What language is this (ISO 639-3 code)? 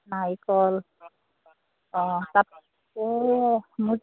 asm